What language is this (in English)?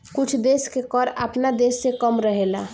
Bhojpuri